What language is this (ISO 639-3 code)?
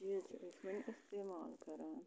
kas